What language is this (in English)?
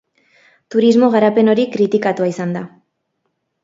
Basque